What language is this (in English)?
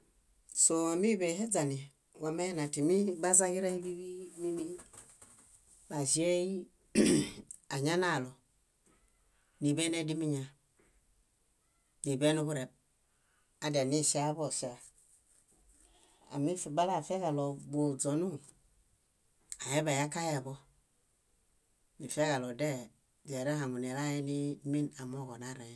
Bayot